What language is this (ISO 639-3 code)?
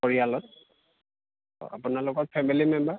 asm